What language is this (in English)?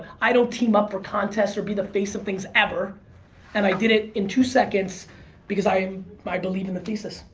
English